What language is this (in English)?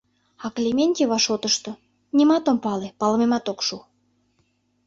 Mari